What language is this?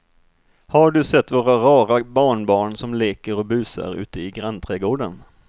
Swedish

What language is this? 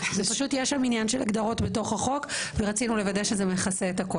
Hebrew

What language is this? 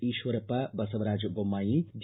Kannada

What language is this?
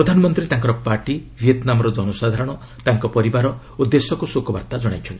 Odia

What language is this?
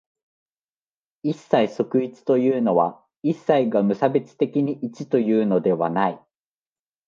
Japanese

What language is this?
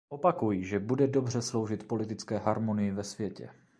Czech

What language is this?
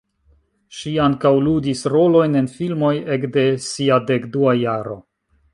Esperanto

